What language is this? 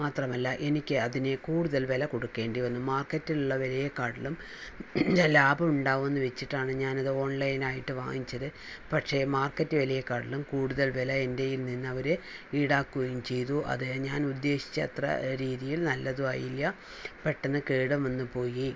Malayalam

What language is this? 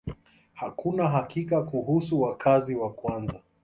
Swahili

